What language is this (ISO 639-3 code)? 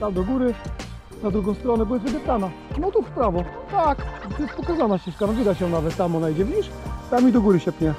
pol